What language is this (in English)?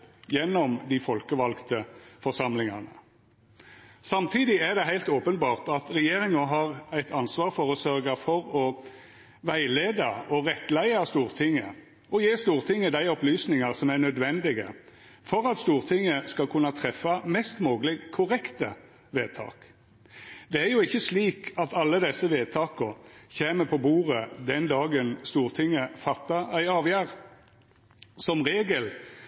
Norwegian Nynorsk